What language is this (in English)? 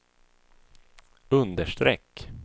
Swedish